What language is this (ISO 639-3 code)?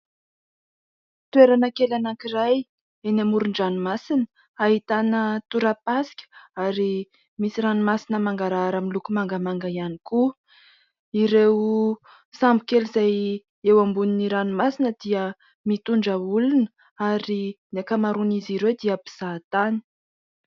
mlg